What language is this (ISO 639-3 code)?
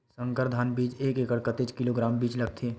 hne